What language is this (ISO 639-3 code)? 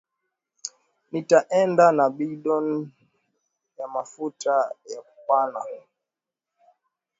swa